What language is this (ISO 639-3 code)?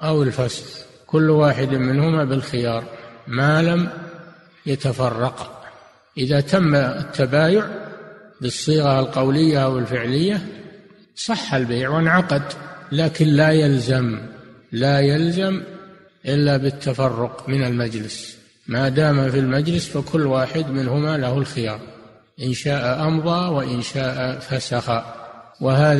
ara